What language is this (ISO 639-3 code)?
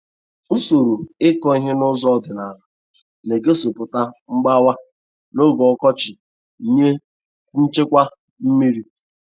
ibo